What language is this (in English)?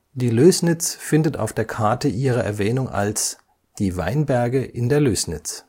German